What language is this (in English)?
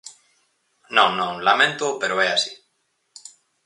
Galician